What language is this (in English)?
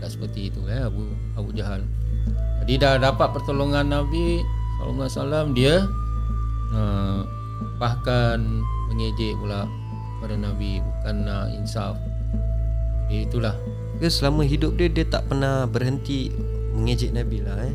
Malay